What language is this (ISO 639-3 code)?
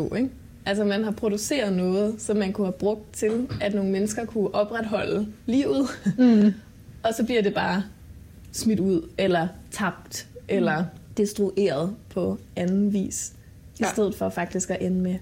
dan